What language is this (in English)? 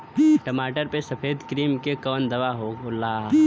Bhojpuri